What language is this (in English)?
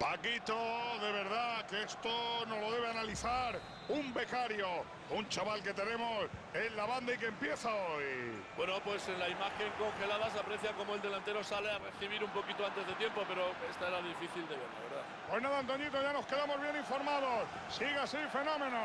Spanish